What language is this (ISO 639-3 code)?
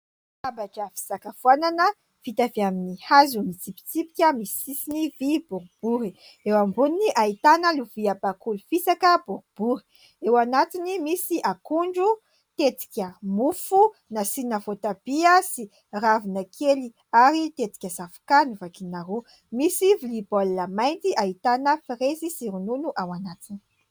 mlg